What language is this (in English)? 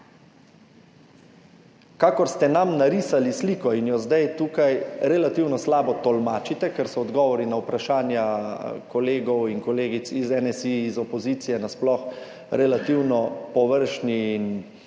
Slovenian